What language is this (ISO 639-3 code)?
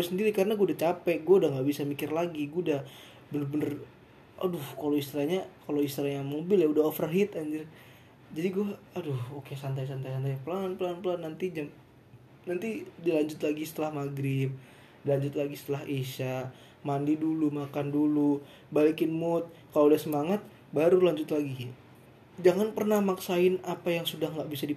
ind